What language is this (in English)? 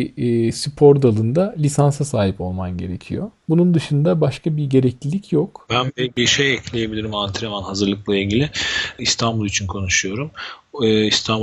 Turkish